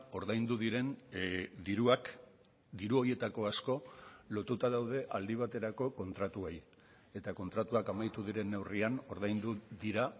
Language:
Basque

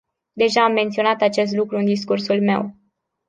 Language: Romanian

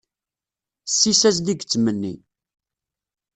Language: Kabyle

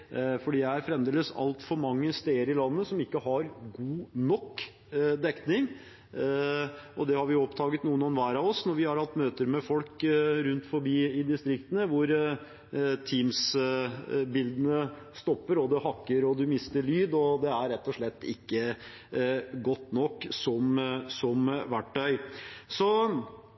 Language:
Norwegian Bokmål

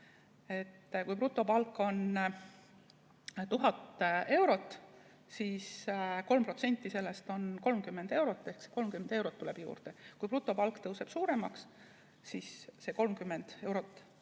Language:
Estonian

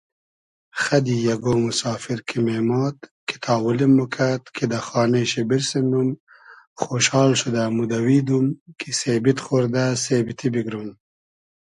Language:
Hazaragi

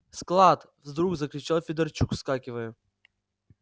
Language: Russian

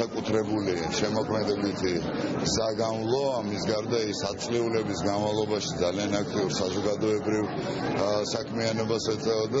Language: Russian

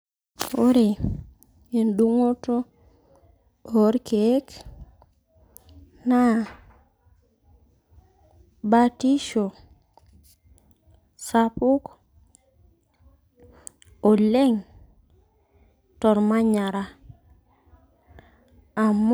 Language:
Masai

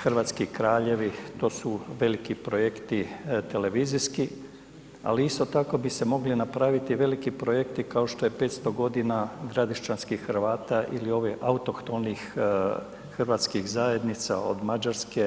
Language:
Croatian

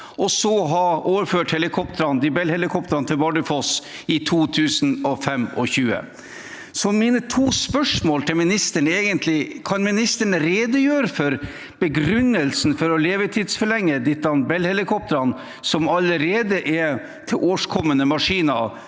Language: Norwegian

